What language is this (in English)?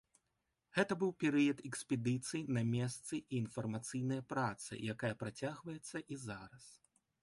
Belarusian